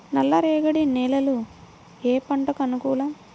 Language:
Telugu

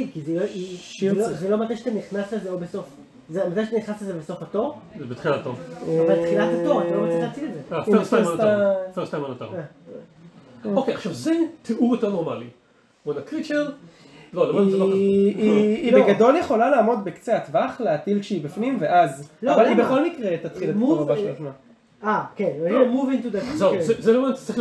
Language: Hebrew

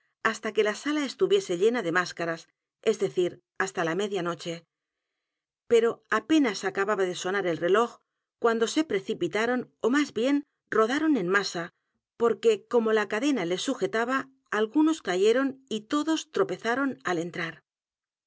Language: Spanish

